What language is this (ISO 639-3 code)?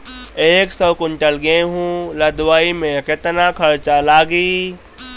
bho